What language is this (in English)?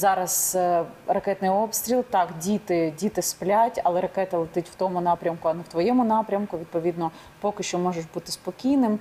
Ukrainian